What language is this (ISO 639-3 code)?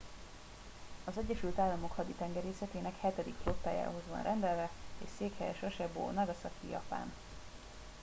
hun